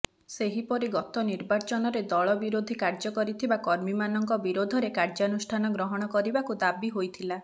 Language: Odia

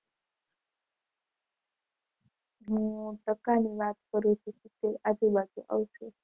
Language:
Gujarati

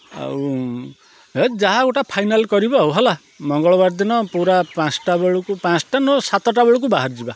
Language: Odia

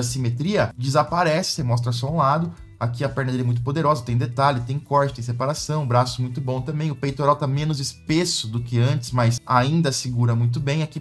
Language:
Portuguese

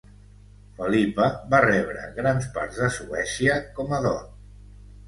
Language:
Catalan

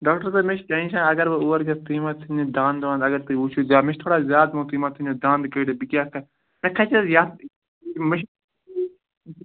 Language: Kashmiri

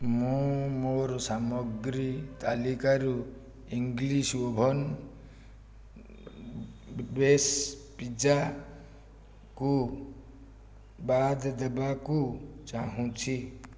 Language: Odia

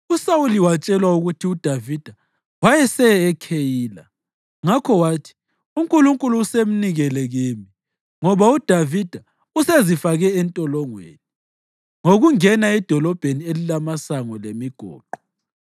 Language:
North Ndebele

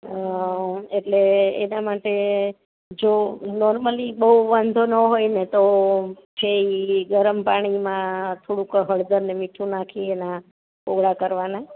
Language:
Gujarati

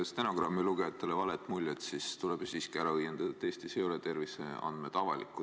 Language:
Estonian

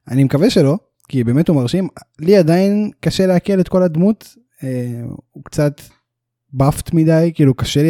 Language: Hebrew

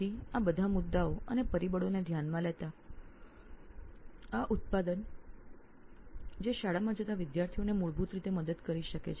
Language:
Gujarati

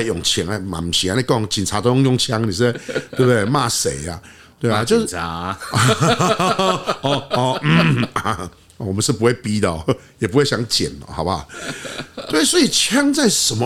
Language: Chinese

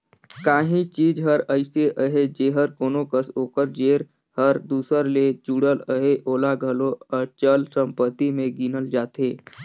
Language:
Chhattisgarhi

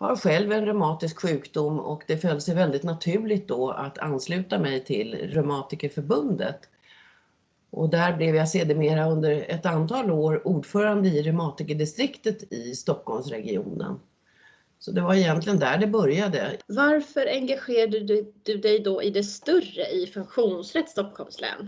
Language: Swedish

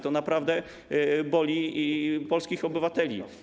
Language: Polish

